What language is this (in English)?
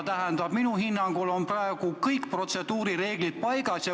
Estonian